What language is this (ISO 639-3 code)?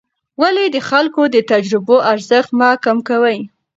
pus